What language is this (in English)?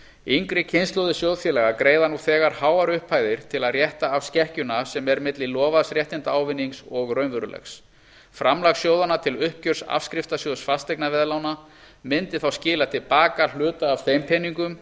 Icelandic